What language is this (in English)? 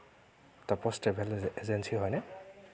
Assamese